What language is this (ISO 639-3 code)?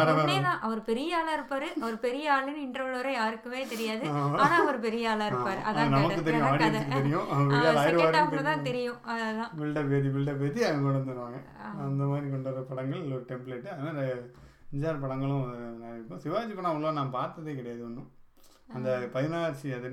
tam